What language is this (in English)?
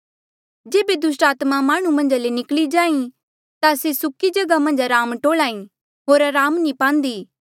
Mandeali